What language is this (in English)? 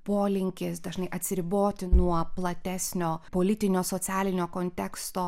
Lithuanian